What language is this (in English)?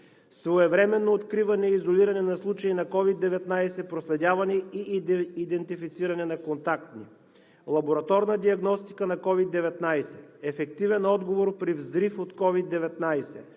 Bulgarian